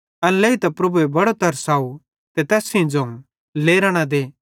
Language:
Bhadrawahi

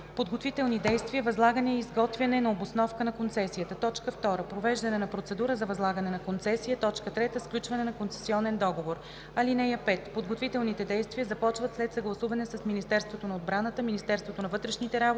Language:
Bulgarian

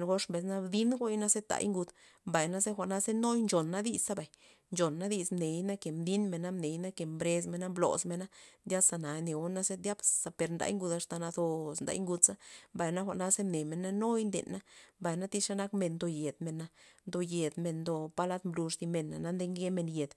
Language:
Loxicha Zapotec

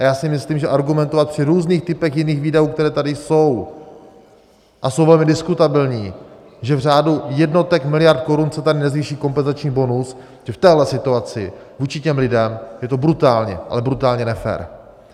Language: Czech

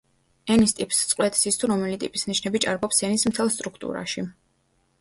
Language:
Georgian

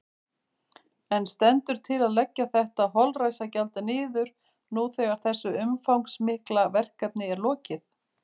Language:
Icelandic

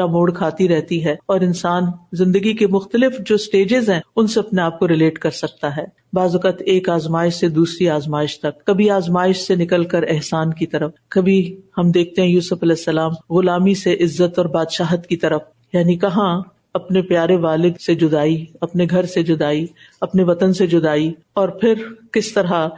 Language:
Urdu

